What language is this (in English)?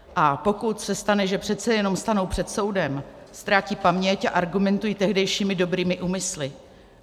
Czech